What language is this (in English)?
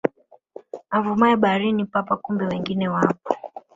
Swahili